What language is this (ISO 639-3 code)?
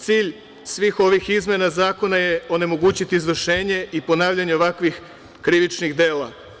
srp